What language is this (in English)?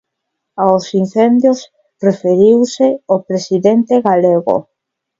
Galician